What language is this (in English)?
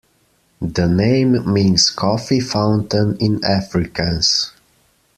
English